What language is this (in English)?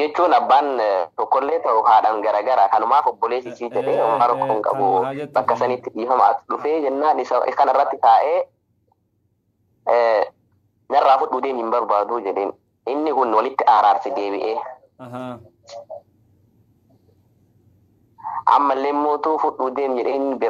Indonesian